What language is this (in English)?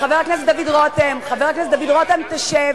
Hebrew